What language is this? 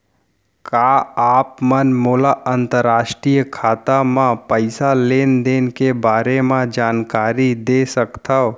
Chhattisgarhi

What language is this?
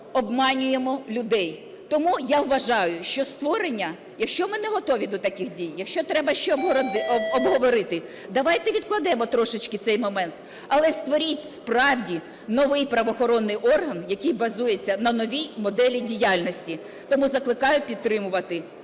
Ukrainian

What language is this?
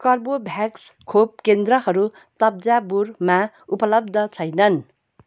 Nepali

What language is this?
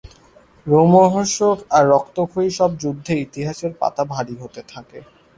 Bangla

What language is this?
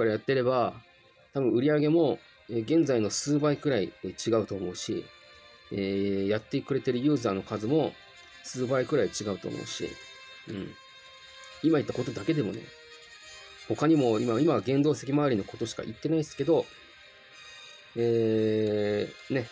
Japanese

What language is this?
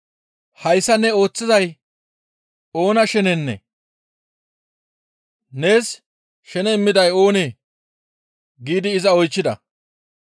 Gamo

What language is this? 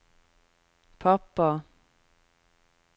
Norwegian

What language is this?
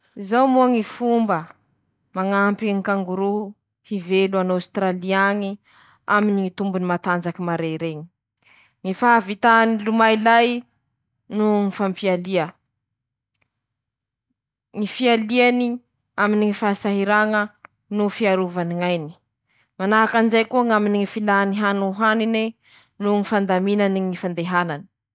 Masikoro Malagasy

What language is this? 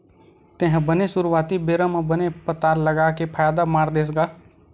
Chhattisgarhi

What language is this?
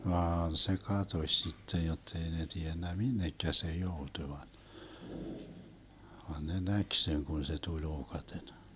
Finnish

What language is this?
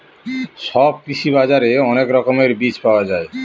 Bangla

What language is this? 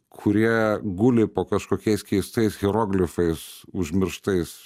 Lithuanian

